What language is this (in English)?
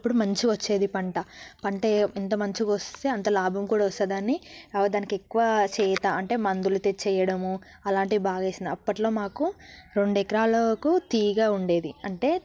Telugu